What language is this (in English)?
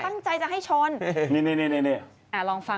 Thai